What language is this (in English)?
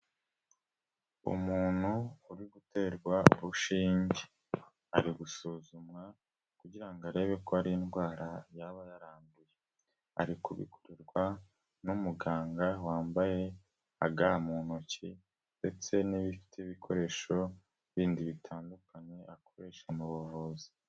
Kinyarwanda